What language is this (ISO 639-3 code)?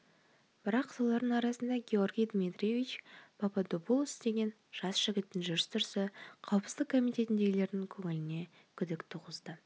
kaz